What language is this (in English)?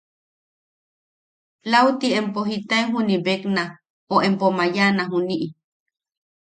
Yaqui